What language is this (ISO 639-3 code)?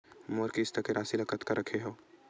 hne